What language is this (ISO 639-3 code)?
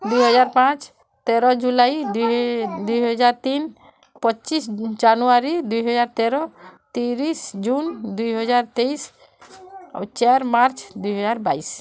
ori